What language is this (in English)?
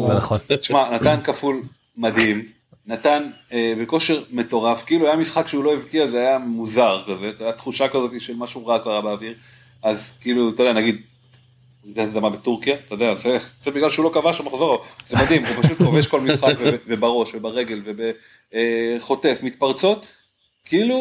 Hebrew